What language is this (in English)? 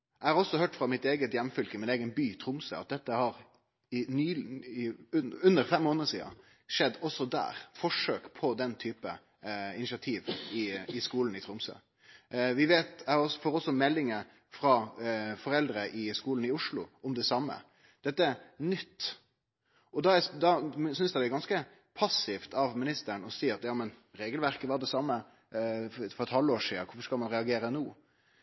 Norwegian Nynorsk